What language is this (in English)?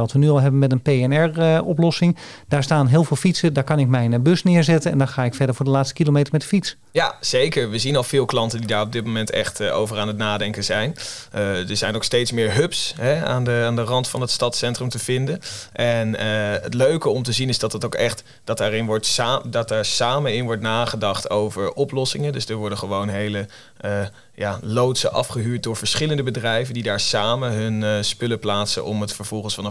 Dutch